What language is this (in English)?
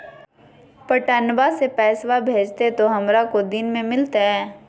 Magahi